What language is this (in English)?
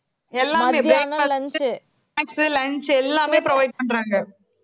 Tamil